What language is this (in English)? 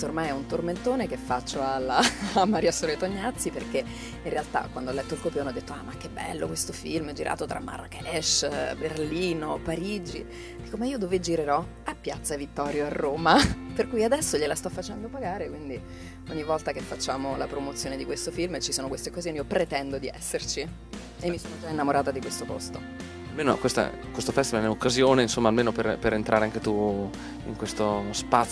Italian